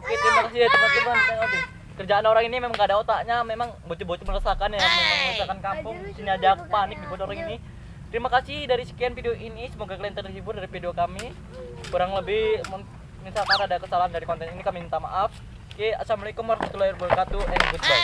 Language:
Indonesian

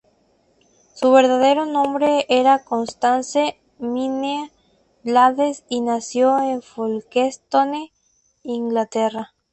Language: Spanish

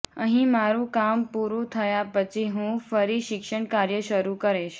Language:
Gujarati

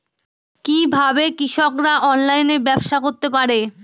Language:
Bangla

